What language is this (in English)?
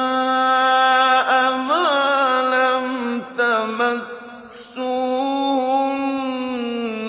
Arabic